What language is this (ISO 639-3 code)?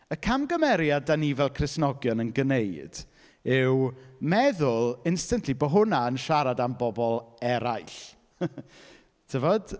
cym